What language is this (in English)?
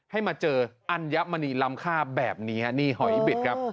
Thai